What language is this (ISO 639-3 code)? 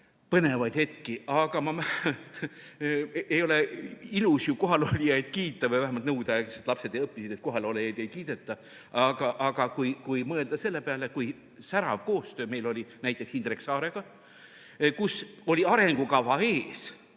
est